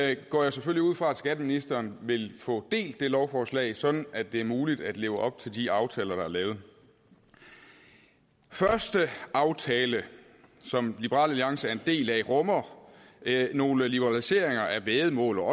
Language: Danish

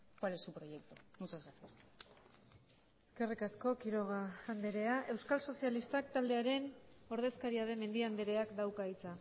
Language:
Basque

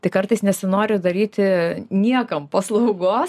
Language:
Lithuanian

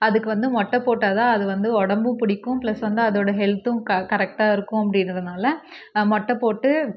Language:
Tamil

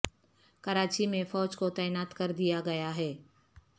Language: Urdu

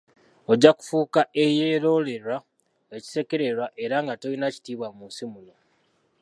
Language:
Ganda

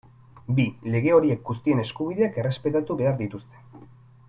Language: Basque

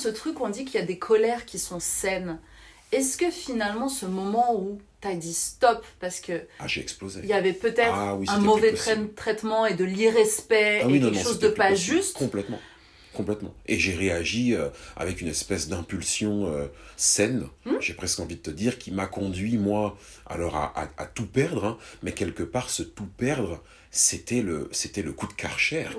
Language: French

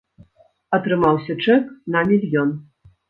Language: Belarusian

